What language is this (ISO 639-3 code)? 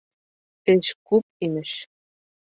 bak